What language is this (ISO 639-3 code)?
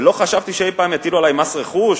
heb